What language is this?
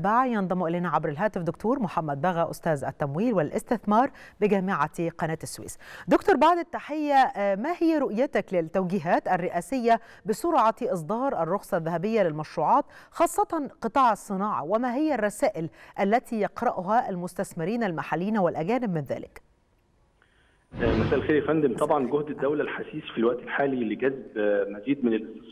Arabic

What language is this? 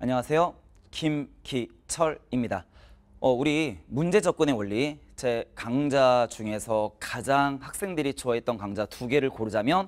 Korean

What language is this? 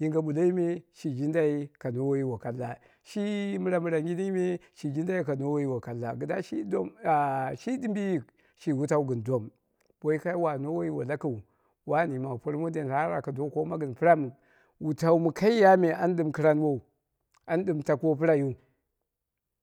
Dera (Nigeria)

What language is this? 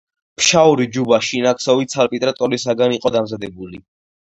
Georgian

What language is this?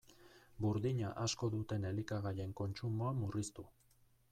Basque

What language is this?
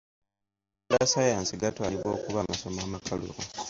Ganda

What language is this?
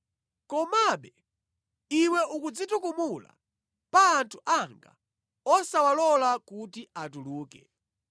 Nyanja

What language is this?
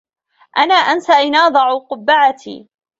Arabic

